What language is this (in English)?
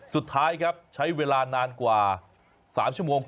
Thai